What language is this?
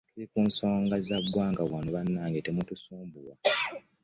Ganda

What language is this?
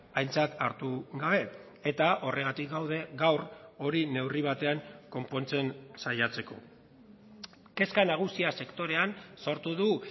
Basque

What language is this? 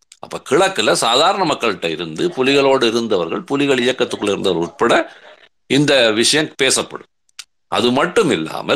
Tamil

